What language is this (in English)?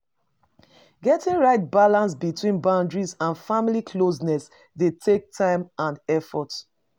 Nigerian Pidgin